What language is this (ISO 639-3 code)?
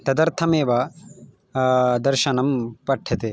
san